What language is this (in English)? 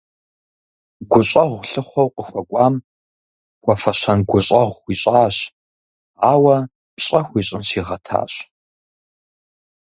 Kabardian